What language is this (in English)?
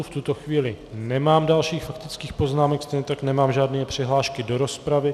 Czech